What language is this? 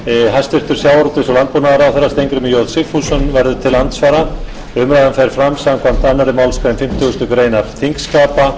Icelandic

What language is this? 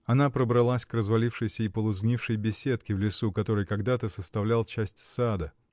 Russian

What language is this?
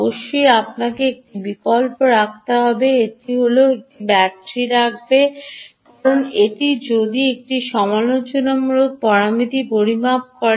Bangla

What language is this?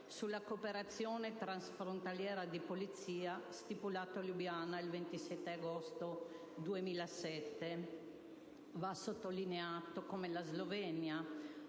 Italian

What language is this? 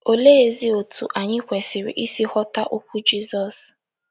Igbo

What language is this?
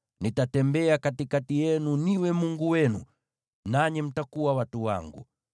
Swahili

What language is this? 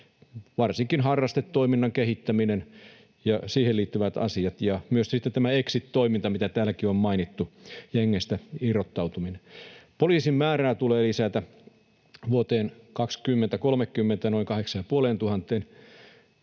Finnish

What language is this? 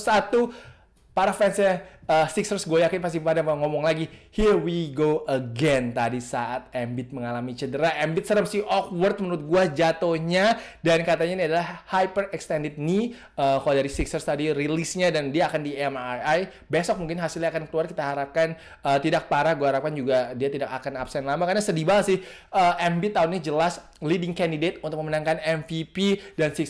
Indonesian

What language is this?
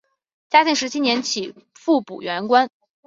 Chinese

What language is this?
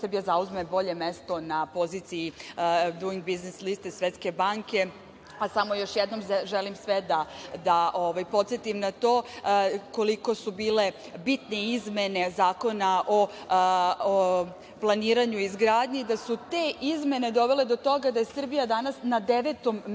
Serbian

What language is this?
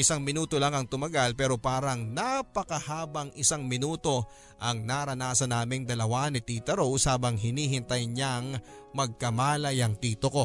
Filipino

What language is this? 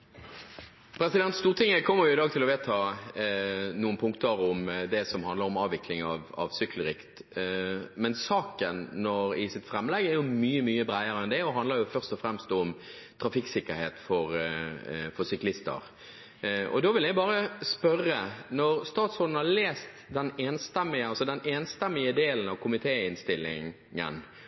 Norwegian Bokmål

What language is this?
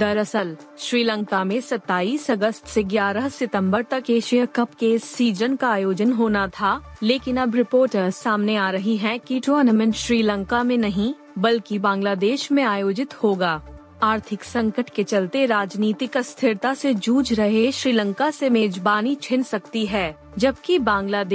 Hindi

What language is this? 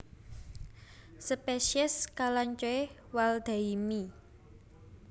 Javanese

